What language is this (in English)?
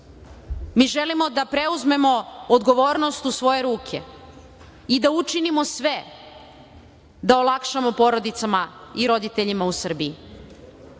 Serbian